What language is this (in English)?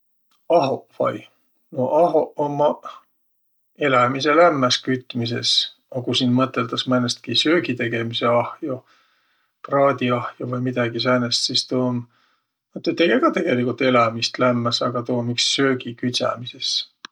Võro